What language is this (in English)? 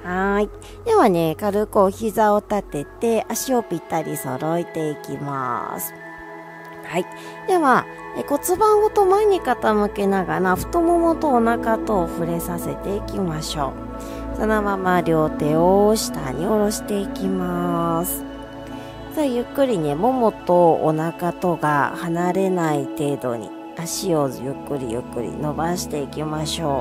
Japanese